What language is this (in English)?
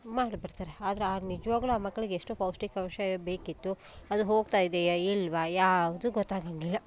Kannada